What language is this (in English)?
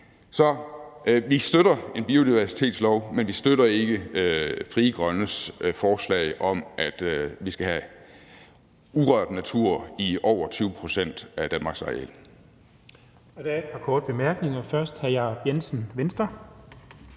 Danish